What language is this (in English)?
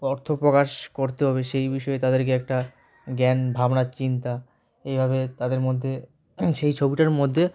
Bangla